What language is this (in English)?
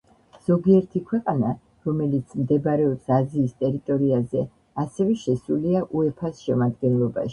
Georgian